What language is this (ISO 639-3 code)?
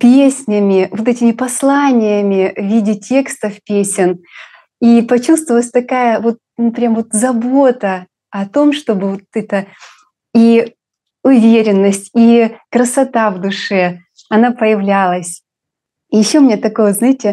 rus